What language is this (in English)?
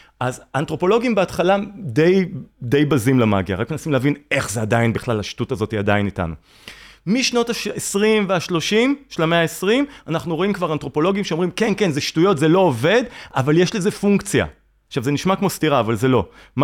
Hebrew